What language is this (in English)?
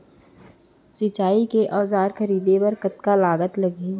Chhattisgarhi